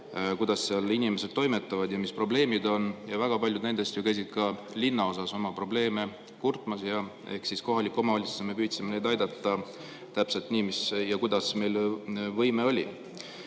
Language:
Estonian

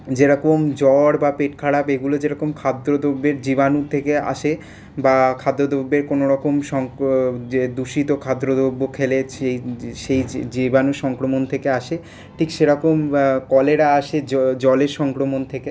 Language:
Bangla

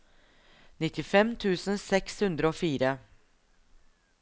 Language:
Norwegian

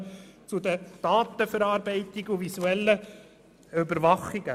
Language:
Swiss German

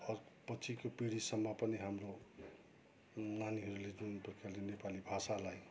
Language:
Nepali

